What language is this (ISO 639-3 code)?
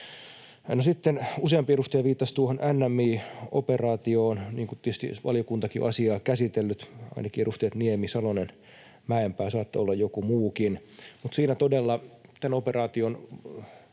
fin